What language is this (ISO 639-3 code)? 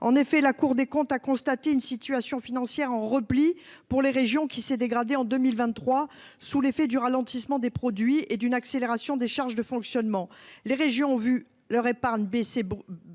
fra